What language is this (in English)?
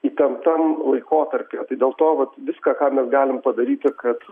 Lithuanian